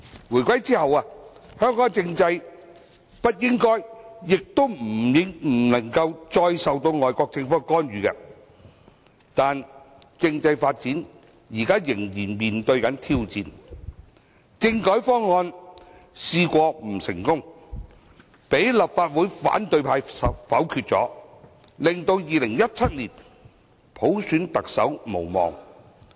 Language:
Cantonese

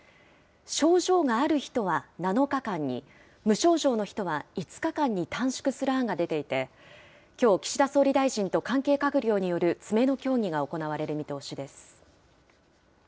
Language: Japanese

